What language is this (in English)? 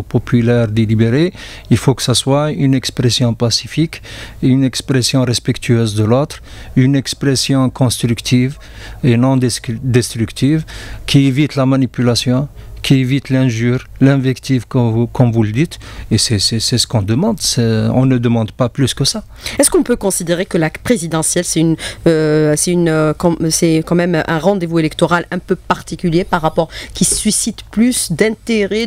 French